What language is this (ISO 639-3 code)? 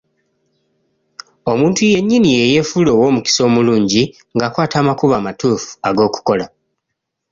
lug